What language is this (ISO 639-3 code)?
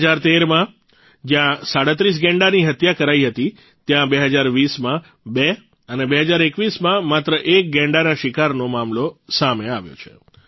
guj